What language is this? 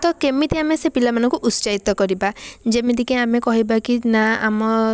Odia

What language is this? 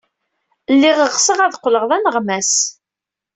Kabyle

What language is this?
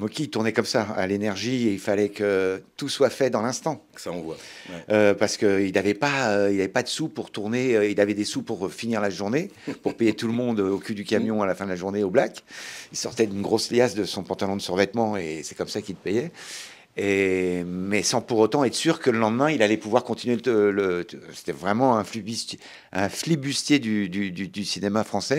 French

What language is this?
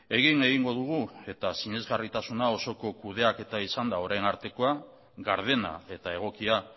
Basque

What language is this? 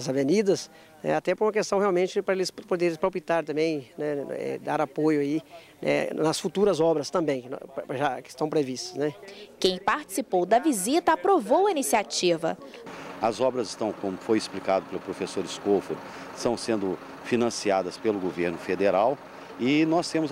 Portuguese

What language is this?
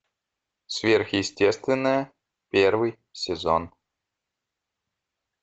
Russian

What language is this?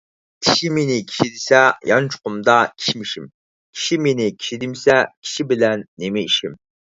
Uyghur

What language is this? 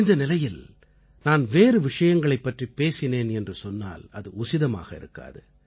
Tamil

